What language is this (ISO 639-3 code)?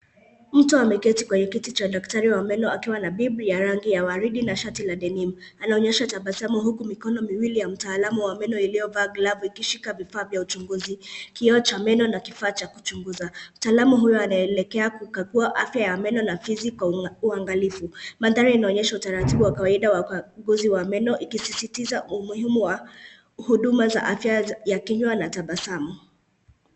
swa